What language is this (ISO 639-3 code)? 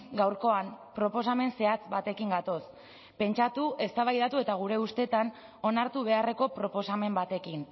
eus